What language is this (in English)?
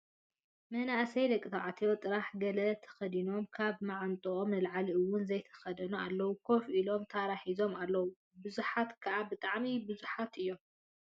Tigrinya